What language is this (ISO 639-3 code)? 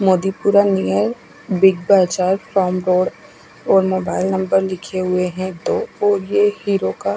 hin